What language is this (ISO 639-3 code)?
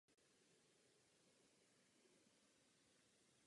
ces